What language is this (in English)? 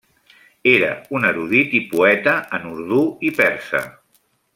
Catalan